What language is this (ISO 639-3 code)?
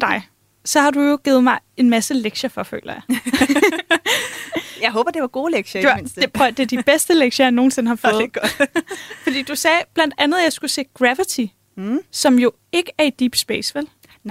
dan